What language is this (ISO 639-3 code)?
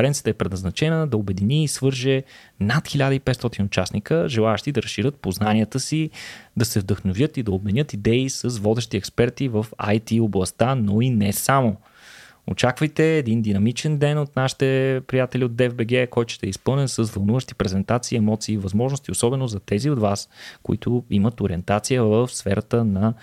bul